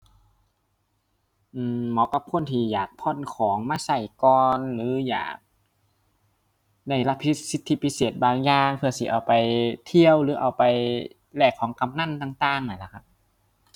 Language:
Thai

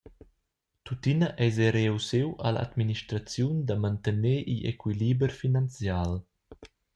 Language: Romansh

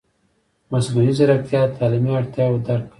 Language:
Pashto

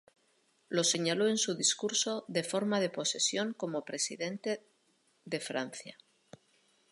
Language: Spanish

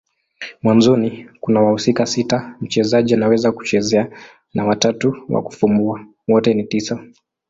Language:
Swahili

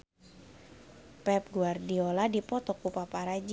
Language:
Sundanese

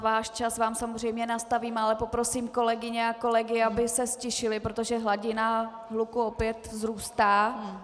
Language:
Czech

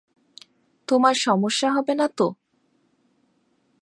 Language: Bangla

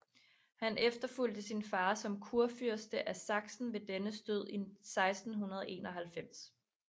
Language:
Danish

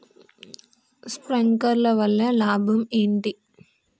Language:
Telugu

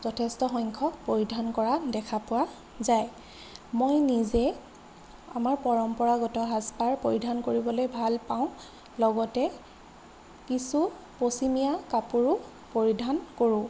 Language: Assamese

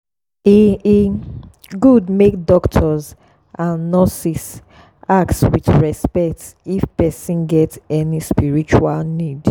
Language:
Nigerian Pidgin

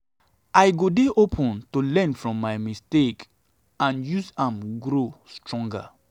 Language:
Nigerian Pidgin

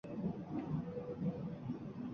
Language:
Uzbek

